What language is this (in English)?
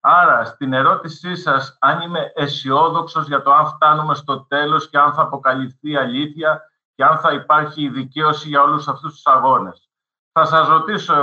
Greek